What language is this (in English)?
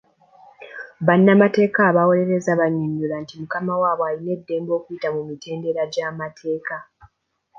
Ganda